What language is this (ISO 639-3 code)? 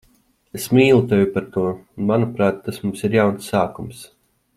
lav